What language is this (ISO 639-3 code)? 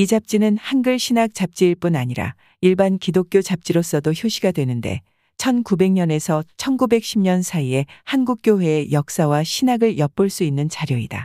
kor